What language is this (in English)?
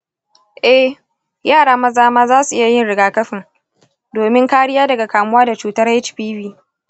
Hausa